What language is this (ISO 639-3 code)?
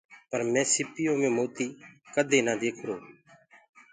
ggg